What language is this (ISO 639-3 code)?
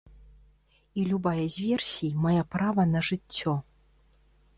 bel